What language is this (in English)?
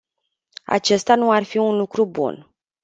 Romanian